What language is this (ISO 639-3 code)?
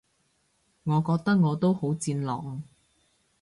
yue